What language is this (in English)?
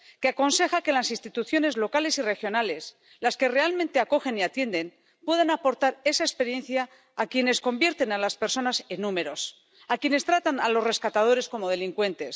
Spanish